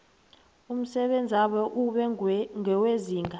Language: South Ndebele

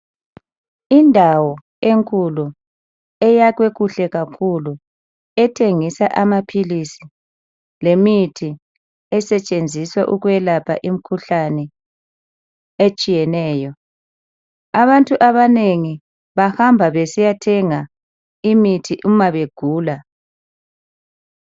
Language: North Ndebele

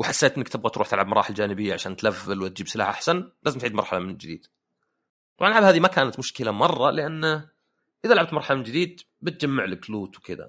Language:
Arabic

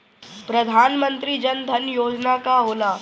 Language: Bhojpuri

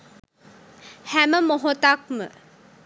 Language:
Sinhala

